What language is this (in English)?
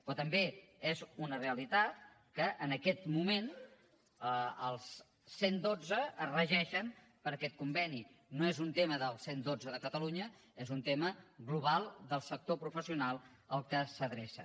Catalan